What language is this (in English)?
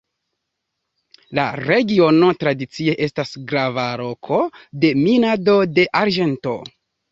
Esperanto